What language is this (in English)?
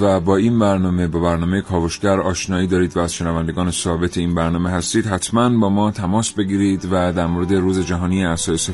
Persian